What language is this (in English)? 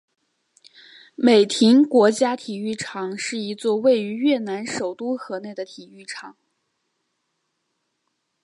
Chinese